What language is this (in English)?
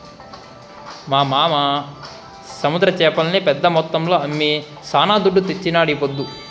Telugu